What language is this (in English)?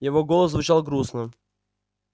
Russian